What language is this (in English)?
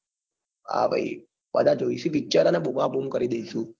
Gujarati